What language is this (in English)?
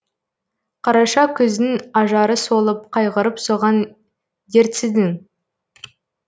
Kazakh